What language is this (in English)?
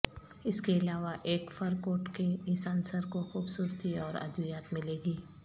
Urdu